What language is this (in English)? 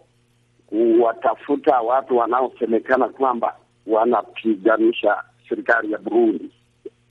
Swahili